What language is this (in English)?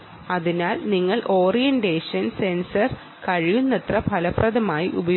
Malayalam